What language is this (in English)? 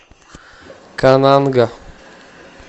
Russian